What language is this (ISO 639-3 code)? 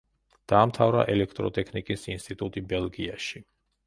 kat